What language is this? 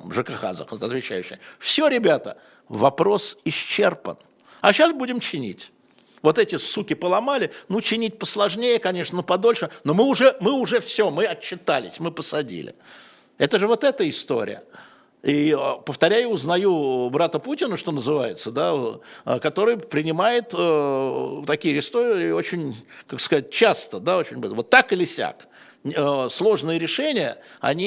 Russian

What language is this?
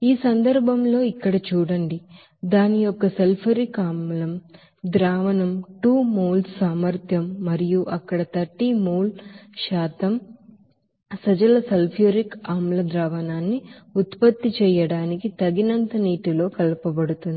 Telugu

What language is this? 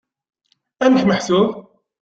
Kabyle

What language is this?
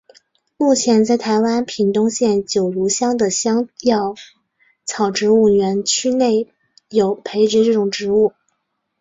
Chinese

